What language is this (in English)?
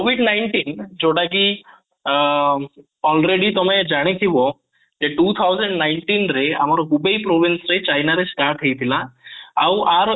Odia